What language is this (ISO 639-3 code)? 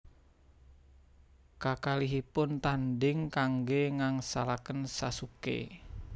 jav